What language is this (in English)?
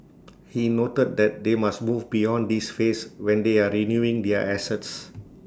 English